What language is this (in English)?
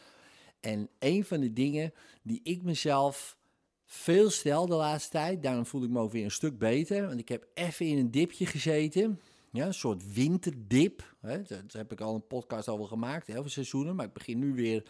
Dutch